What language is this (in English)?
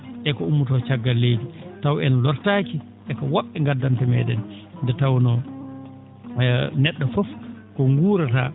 Fula